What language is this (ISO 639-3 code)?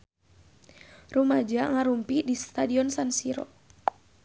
sun